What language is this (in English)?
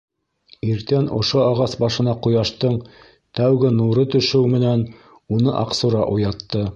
Bashkir